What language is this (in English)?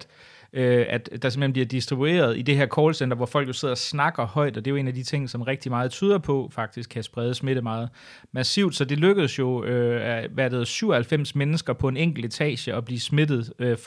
Danish